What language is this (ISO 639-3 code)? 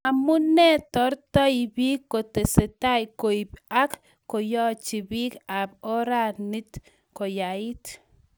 kln